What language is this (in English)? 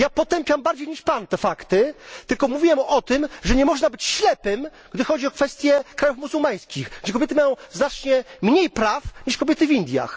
Polish